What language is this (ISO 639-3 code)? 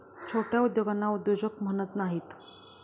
mar